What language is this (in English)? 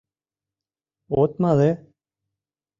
Mari